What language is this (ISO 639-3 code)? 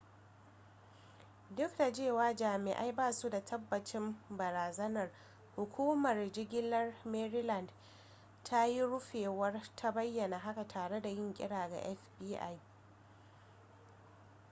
hau